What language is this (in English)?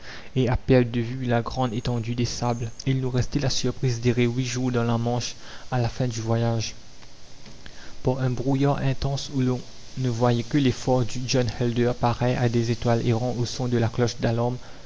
French